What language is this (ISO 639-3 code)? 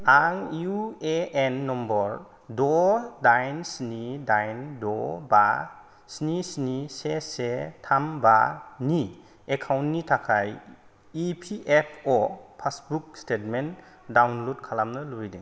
brx